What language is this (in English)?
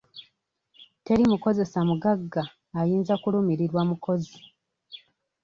Ganda